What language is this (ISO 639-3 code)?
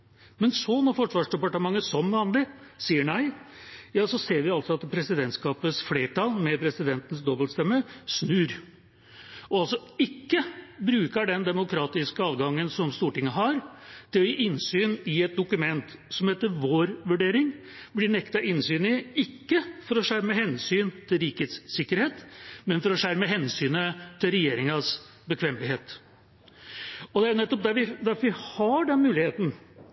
nob